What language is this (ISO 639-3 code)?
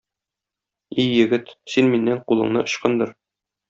tat